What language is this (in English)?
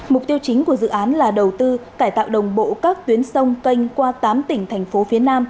Vietnamese